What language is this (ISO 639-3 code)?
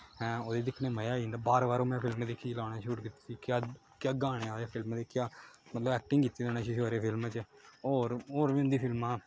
doi